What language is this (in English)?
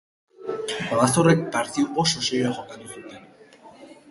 Basque